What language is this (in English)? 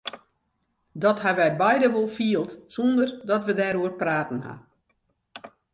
Western Frisian